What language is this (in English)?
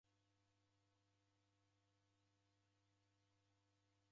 Taita